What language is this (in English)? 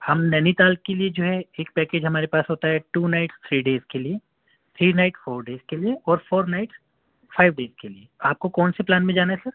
Urdu